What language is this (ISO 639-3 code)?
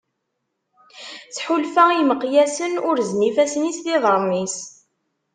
kab